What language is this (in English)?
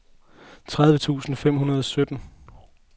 Danish